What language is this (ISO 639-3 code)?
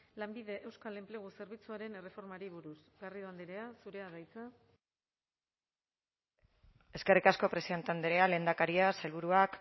eus